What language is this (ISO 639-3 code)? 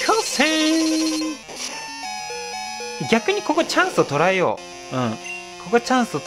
jpn